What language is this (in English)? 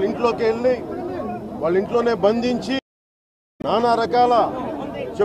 Arabic